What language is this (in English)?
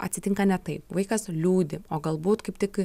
Lithuanian